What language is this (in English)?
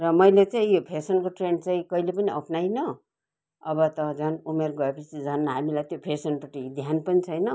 Nepali